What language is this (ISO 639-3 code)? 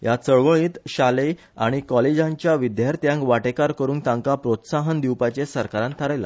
kok